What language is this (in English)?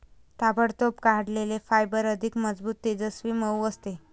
Marathi